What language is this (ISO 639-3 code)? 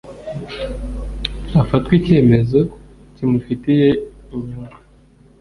kin